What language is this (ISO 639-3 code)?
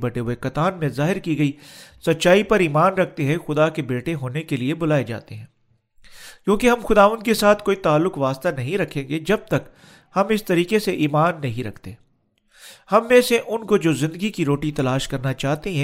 urd